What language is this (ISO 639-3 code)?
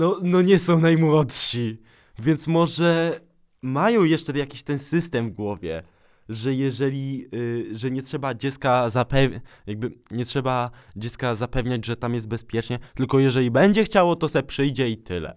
pol